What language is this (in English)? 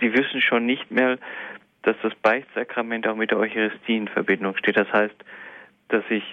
German